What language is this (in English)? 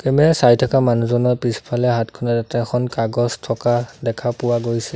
Assamese